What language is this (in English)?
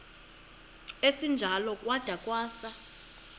Xhosa